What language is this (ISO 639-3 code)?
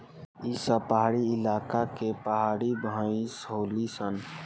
bho